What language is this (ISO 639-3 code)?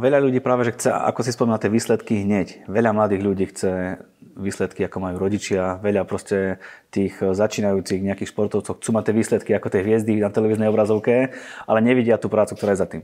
slk